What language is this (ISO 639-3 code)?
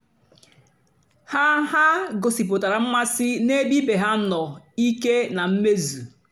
ibo